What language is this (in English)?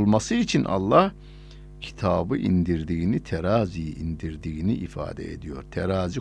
Turkish